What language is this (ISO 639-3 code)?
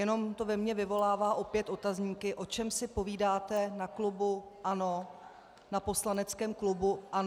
ces